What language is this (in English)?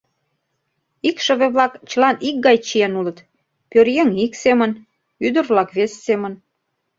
Mari